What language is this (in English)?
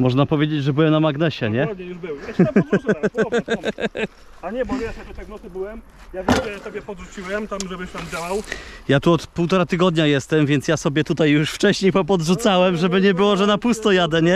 Polish